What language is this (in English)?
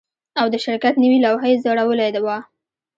Pashto